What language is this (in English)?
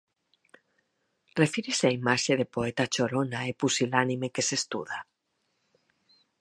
Galician